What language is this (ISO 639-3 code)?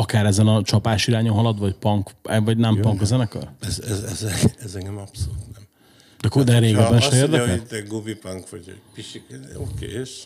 hun